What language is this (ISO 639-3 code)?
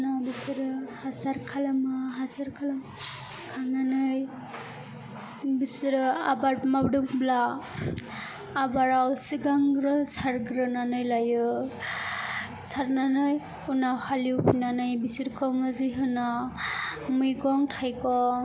brx